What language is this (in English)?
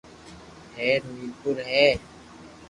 Loarki